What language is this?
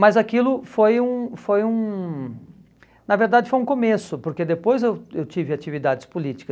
Portuguese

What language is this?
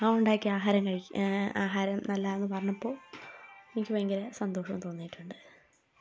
Malayalam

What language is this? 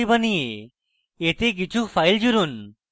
Bangla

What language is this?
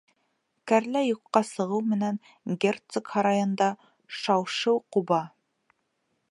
Bashkir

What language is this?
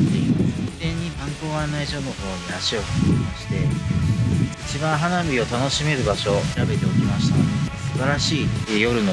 Japanese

